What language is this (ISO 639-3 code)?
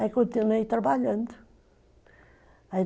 por